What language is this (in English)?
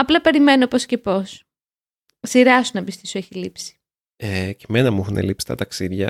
Greek